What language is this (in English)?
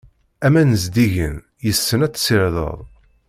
Kabyle